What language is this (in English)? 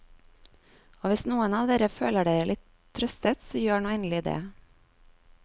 Norwegian